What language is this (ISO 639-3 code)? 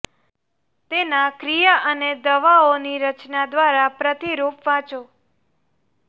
guj